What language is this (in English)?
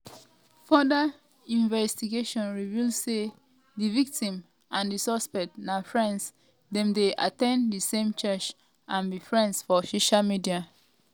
Nigerian Pidgin